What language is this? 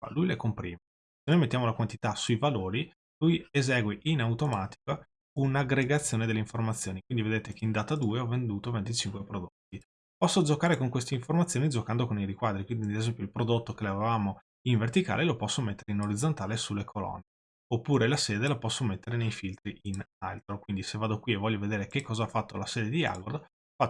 Italian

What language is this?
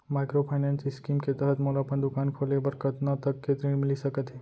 Chhattisgarhi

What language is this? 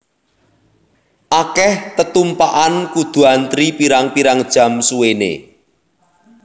Javanese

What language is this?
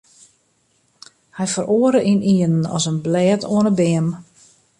Western Frisian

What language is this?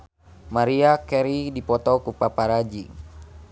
Sundanese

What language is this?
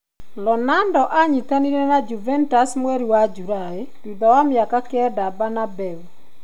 Kikuyu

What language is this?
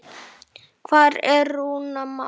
Icelandic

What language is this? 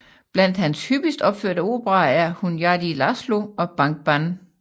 Danish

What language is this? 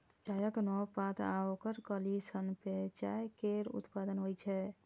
Maithili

